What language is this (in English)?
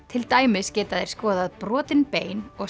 Icelandic